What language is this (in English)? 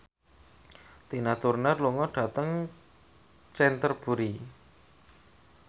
Javanese